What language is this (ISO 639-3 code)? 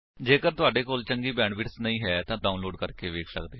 pan